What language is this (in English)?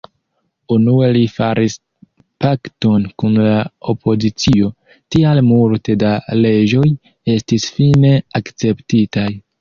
Esperanto